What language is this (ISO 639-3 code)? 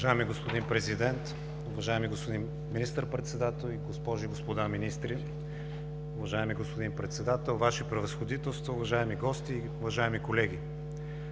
bul